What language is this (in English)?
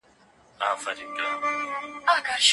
Pashto